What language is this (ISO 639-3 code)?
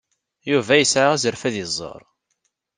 kab